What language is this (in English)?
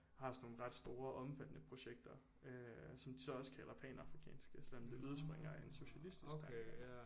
Danish